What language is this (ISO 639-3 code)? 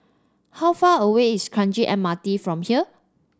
eng